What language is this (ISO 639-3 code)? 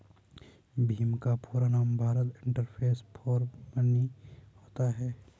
hin